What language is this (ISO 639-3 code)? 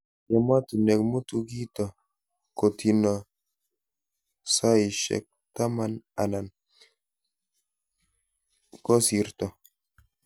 kln